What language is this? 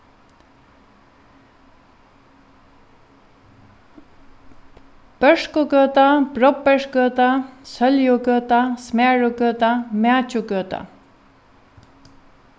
Faroese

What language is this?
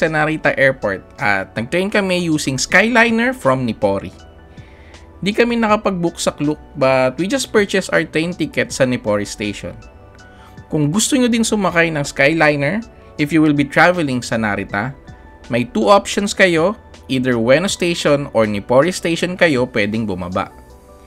Filipino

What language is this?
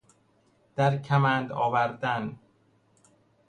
Persian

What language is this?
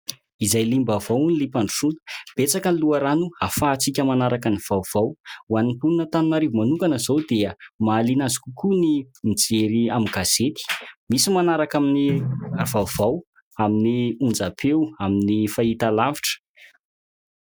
Malagasy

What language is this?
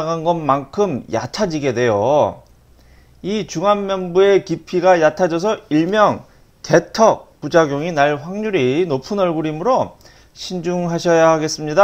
Korean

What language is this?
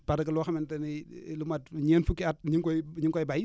Wolof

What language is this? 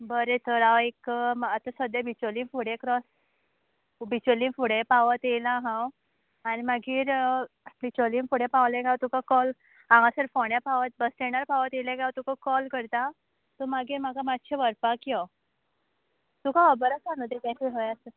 Konkani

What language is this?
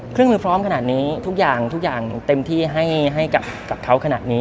Thai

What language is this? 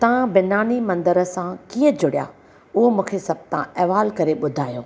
Sindhi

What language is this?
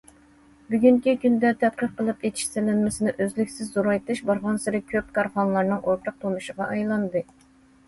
Uyghur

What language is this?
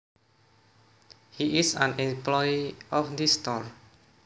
Javanese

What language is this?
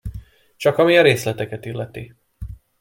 Hungarian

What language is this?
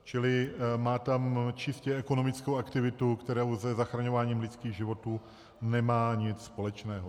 Czech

